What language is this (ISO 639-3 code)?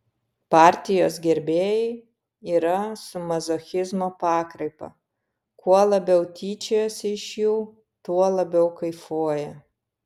lit